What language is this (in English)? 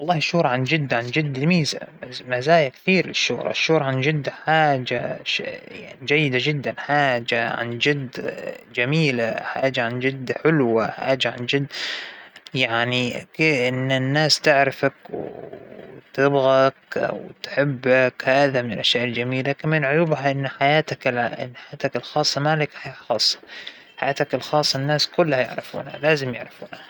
Hijazi Arabic